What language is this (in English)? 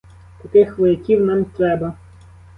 Ukrainian